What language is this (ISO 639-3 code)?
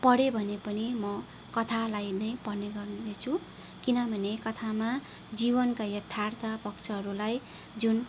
nep